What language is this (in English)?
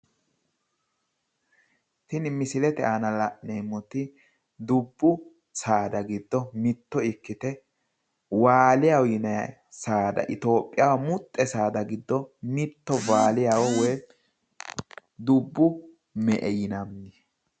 Sidamo